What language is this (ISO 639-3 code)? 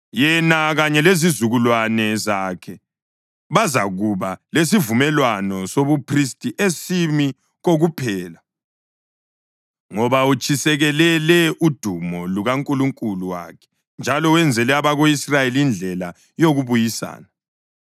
nde